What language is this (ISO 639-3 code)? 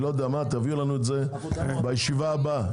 heb